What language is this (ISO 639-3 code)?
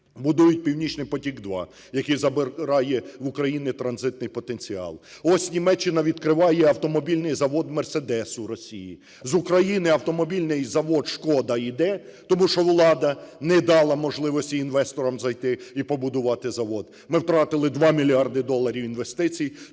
ukr